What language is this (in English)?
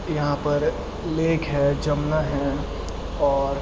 Urdu